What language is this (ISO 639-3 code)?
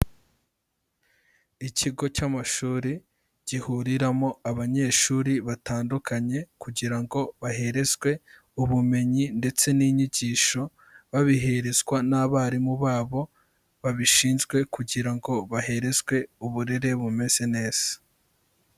kin